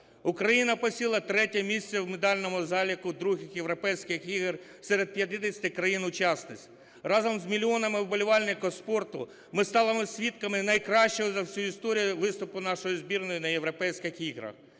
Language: Ukrainian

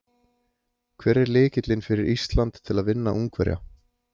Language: Icelandic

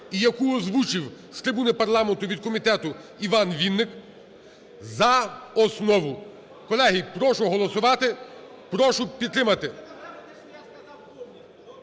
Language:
Ukrainian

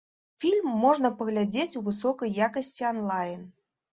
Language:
Belarusian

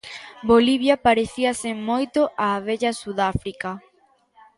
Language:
Galician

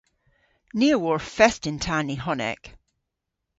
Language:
Cornish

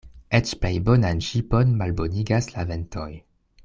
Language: Esperanto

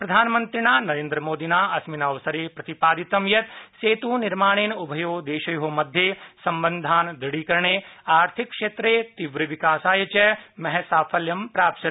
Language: Sanskrit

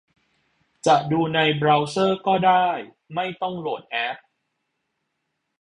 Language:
Thai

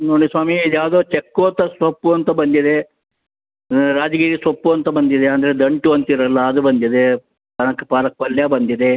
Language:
Kannada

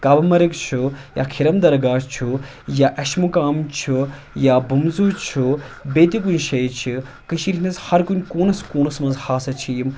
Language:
Kashmiri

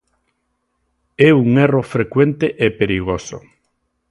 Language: Galician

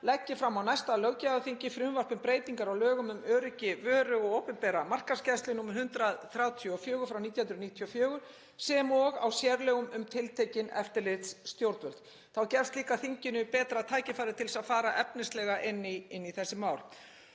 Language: Icelandic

